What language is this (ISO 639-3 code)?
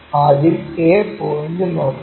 mal